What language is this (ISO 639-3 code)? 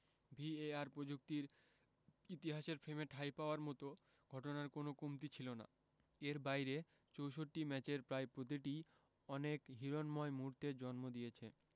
ben